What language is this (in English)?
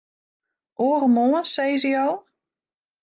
Western Frisian